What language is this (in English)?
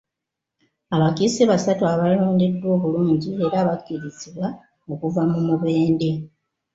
Ganda